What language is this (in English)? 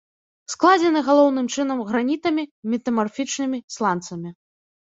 Belarusian